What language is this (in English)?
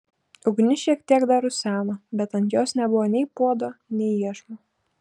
Lithuanian